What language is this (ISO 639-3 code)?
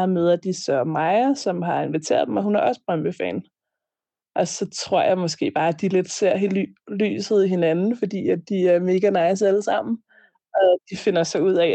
dan